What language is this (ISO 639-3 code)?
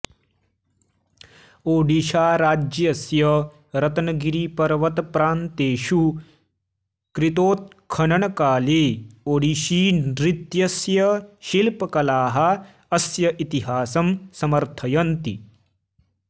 san